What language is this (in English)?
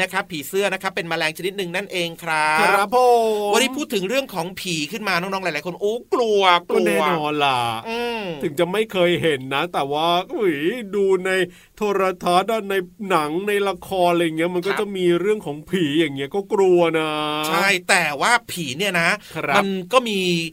Thai